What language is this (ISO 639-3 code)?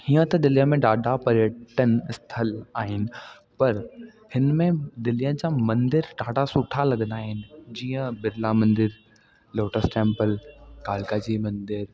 snd